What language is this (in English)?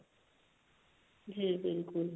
Punjabi